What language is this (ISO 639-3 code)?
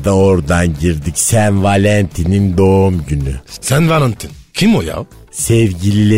tur